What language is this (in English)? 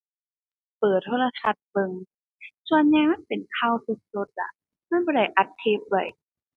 Thai